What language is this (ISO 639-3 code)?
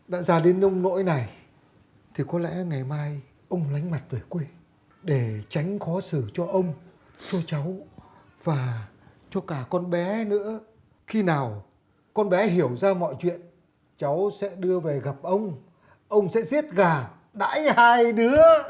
vie